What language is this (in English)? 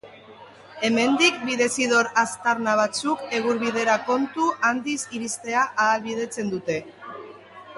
Basque